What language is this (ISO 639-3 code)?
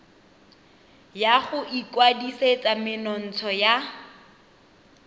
tsn